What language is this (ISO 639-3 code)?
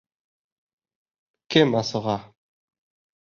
bak